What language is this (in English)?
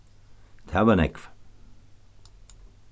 Faroese